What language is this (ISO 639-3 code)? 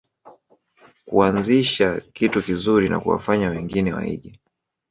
swa